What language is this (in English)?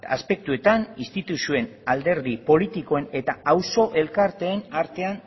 Basque